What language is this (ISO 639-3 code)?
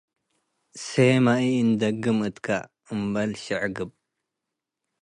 tig